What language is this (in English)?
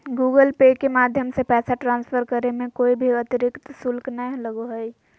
Magahi